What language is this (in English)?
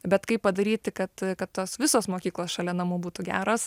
Lithuanian